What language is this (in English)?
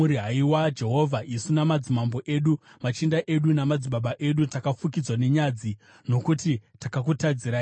Shona